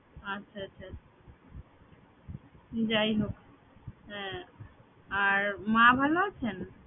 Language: Bangla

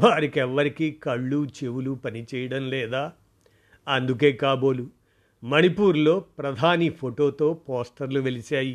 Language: Telugu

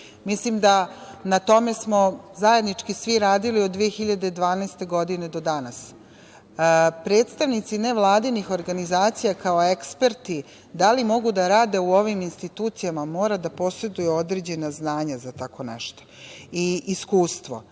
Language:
Serbian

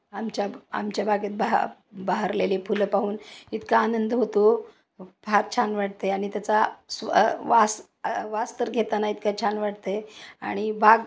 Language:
Marathi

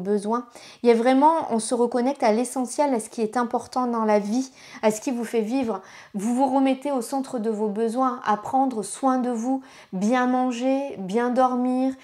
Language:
French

